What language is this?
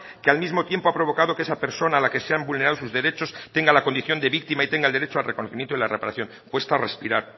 Spanish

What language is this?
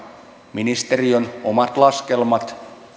Finnish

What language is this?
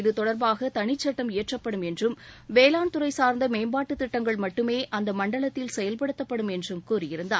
Tamil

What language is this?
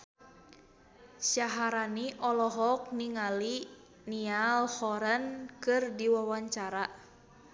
Sundanese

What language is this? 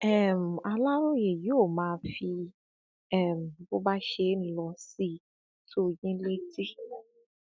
Yoruba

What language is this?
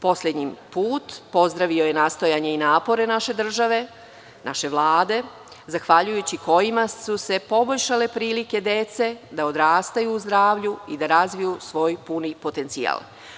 Serbian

